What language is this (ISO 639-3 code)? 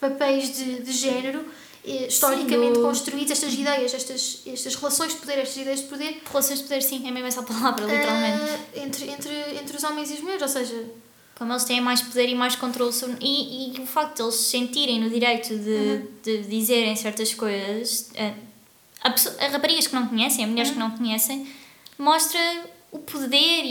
por